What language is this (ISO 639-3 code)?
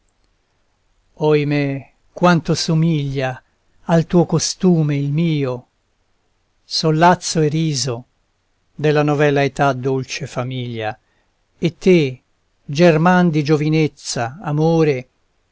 ita